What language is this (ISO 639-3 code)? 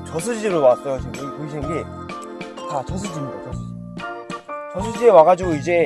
kor